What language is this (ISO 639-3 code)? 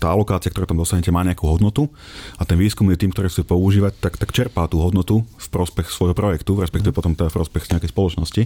slk